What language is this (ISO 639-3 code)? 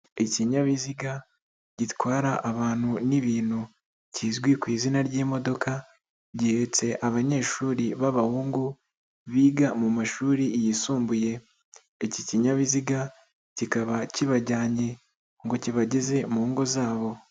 kin